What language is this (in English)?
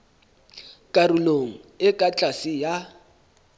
Southern Sotho